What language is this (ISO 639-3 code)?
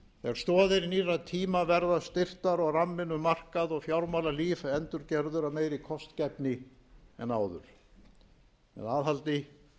isl